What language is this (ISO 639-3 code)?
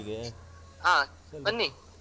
kan